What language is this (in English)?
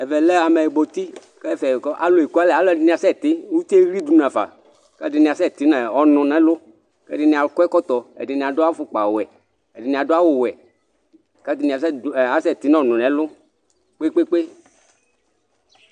Ikposo